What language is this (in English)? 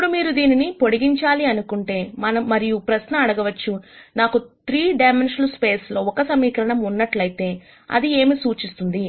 Telugu